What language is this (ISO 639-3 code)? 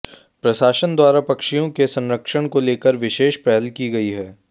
hin